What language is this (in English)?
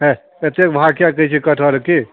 Maithili